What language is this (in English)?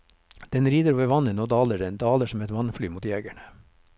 Norwegian